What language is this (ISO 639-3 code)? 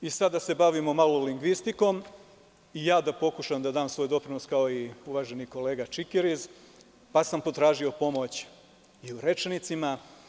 srp